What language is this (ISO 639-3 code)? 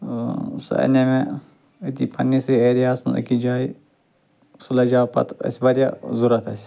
kas